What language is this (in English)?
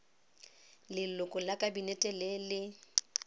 Tswana